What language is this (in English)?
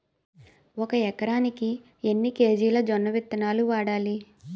Telugu